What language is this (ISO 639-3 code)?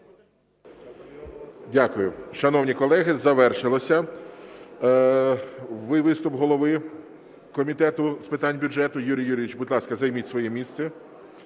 ukr